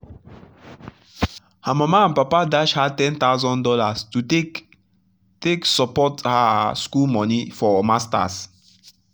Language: Nigerian Pidgin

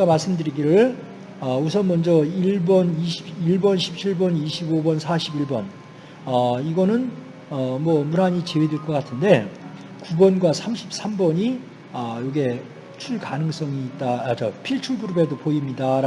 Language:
Korean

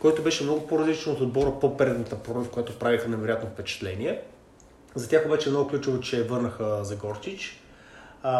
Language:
Bulgarian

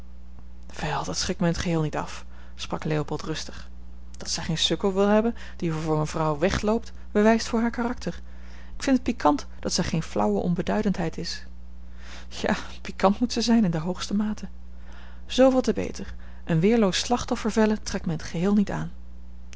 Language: Dutch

